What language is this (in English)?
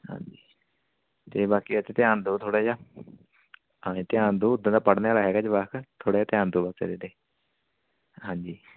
Punjabi